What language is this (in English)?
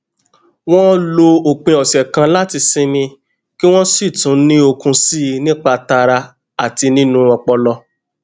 Yoruba